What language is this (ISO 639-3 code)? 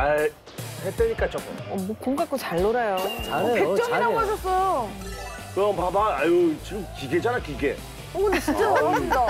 kor